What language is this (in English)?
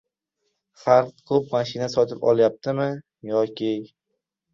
Uzbek